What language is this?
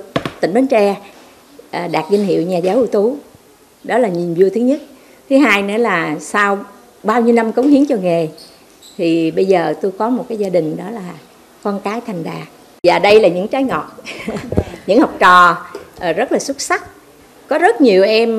Vietnamese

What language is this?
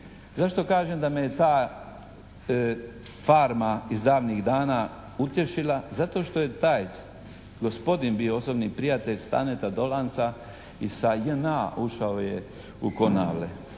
Croatian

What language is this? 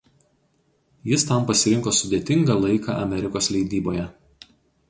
Lithuanian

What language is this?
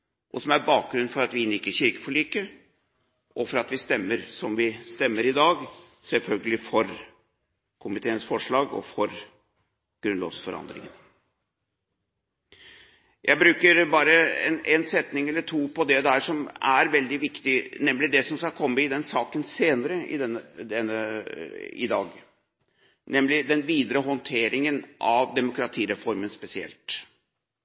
Norwegian Bokmål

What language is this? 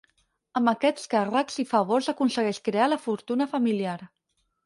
Catalan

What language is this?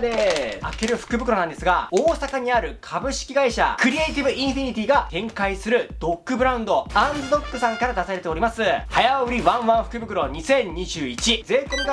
Japanese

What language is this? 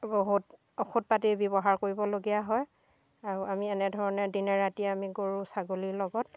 Assamese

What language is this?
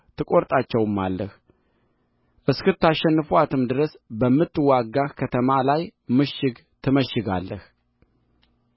Amharic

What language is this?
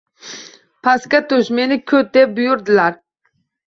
Uzbek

